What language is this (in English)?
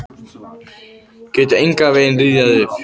Icelandic